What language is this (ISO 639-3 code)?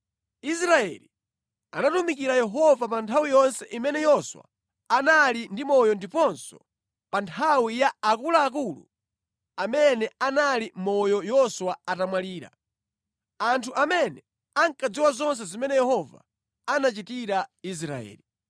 nya